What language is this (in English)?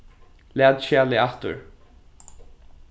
Faroese